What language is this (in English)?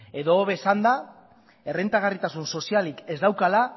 Basque